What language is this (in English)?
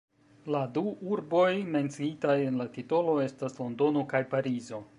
Esperanto